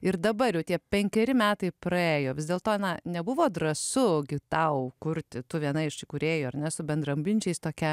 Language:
Lithuanian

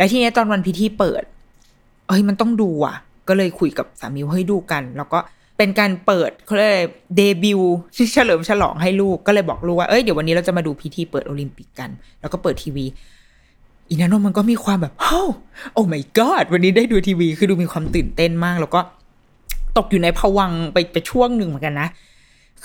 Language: Thai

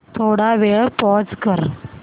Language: Marathi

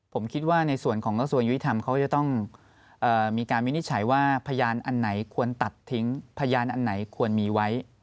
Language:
Thai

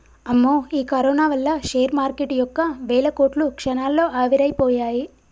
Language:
Telugu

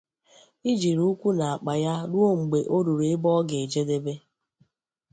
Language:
Igbo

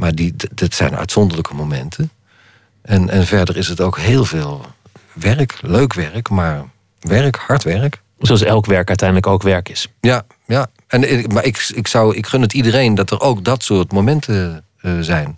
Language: Dutch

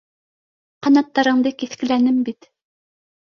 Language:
Bashkir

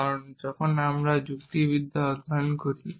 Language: Bangla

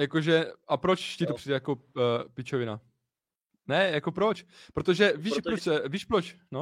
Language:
Czech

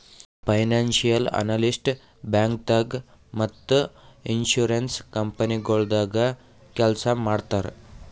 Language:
Kannada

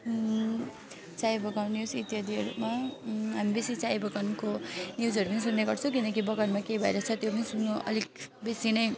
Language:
Nepali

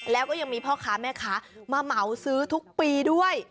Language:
Thai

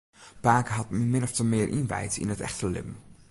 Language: Western Frisian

